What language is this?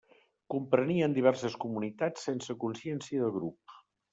Catalan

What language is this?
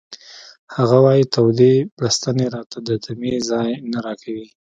Pashto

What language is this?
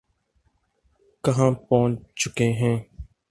Urdu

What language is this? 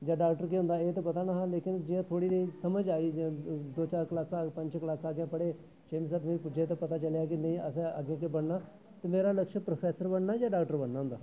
Dogri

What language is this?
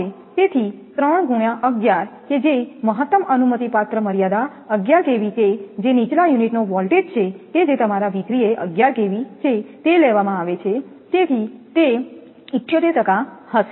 Gujarati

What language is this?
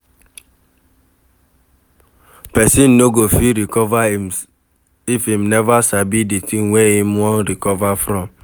Nigerian Pidgin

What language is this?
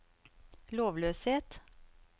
Norwegian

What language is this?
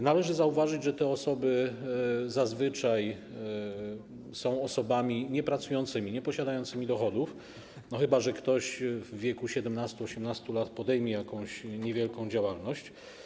Polish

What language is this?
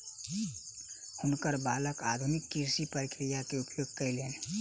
Maithili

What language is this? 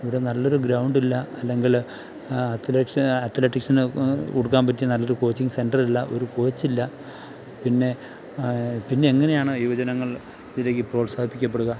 Malayalam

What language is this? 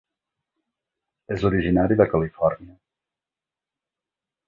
Catalan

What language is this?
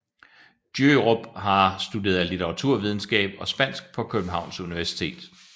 Danish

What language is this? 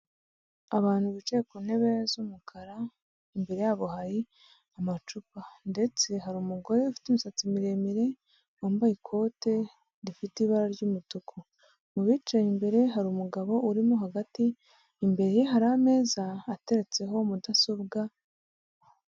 Kinyarwanda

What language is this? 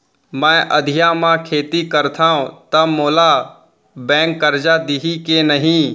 Chhattisgarhi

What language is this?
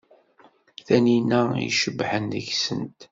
Kabyle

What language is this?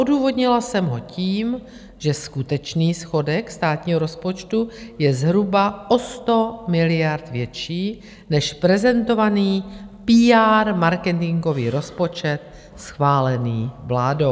Czech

